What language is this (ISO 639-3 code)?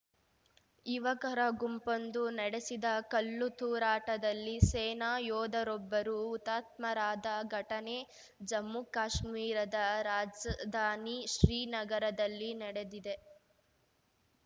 kan